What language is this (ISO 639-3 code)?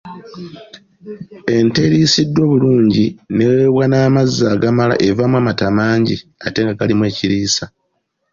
lug